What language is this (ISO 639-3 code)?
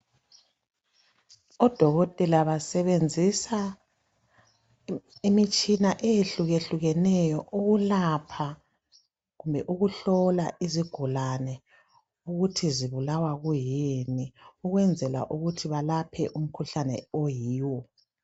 nde